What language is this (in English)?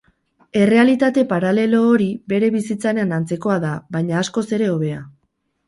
Basque